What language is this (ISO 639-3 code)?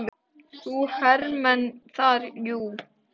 isl